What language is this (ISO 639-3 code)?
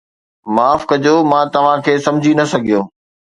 snd